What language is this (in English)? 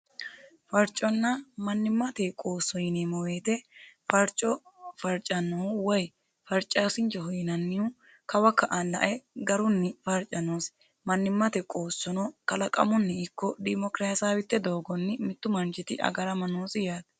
Sidamo